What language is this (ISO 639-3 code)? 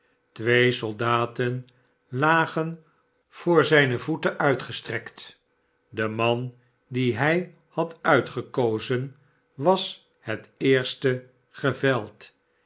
nld